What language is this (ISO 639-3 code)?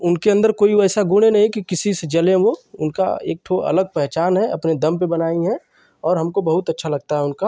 hin